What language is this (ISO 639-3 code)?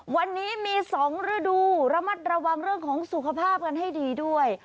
tha